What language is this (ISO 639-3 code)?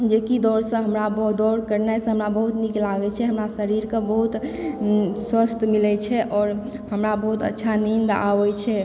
mai